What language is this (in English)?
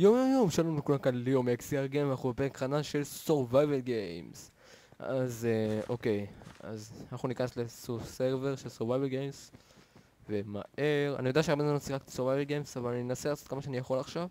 Hebrew